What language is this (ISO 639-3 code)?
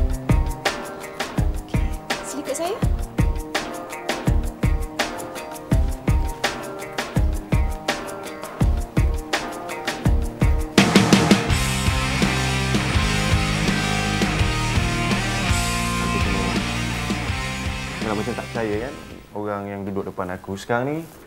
msa